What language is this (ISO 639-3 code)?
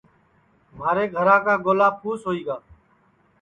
ssi